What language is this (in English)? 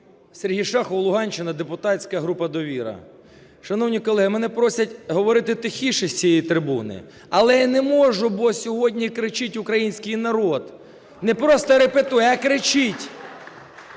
Ukrainian